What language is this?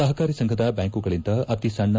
Kannada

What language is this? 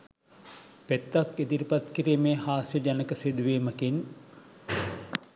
Sinhala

